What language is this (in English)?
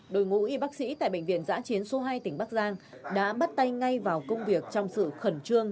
Vietnamese